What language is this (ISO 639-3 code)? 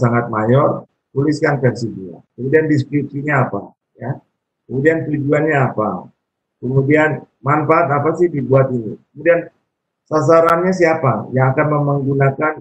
ind